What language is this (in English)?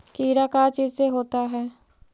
Magahi